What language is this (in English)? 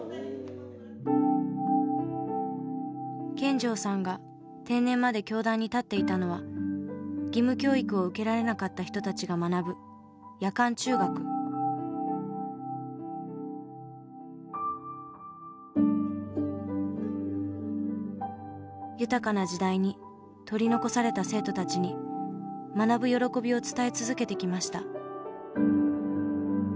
Japanese